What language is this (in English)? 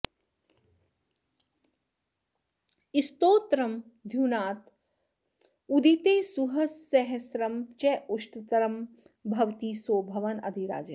Sanskrit